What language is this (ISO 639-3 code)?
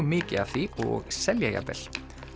isl